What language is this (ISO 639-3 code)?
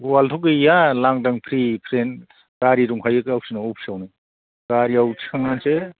brx